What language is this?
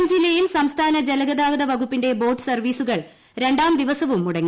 Malayalam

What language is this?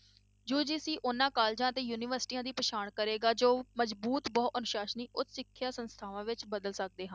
Punjabi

